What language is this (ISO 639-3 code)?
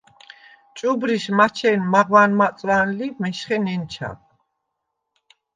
sva